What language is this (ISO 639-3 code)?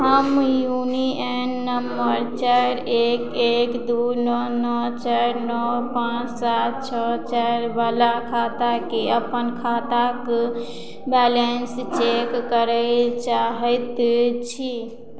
mai